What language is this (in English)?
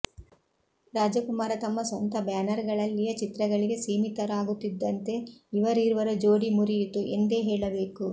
Kannada